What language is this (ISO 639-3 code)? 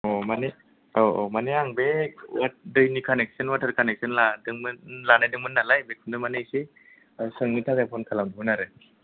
brx